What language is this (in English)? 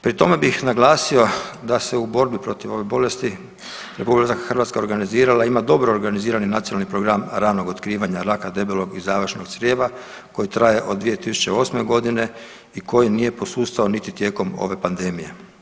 Croatian